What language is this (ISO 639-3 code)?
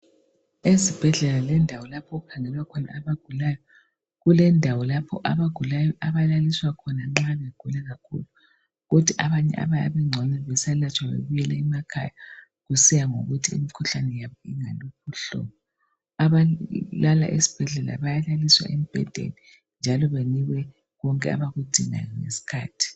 nde